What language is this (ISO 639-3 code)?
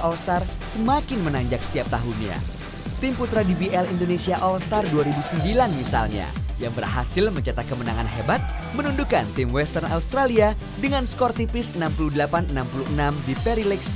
ind